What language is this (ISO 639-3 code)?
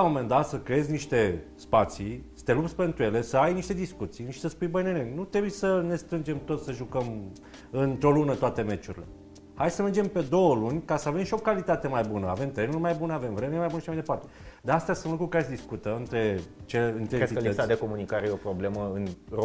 ron